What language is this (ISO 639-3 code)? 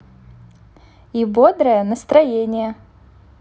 rus